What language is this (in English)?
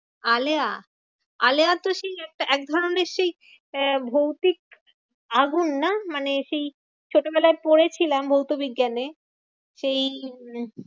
Bangla